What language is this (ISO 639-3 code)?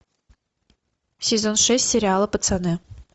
rus